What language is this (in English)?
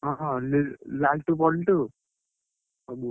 Odia